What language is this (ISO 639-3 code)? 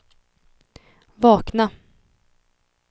swe